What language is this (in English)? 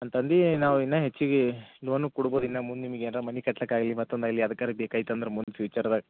Kannada